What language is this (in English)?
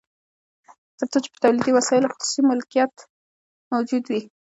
Pashto